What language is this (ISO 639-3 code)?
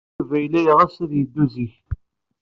kab